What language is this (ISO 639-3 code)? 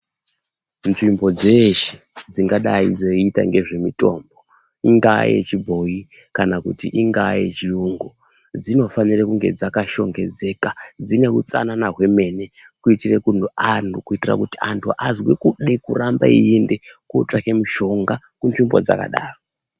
ndc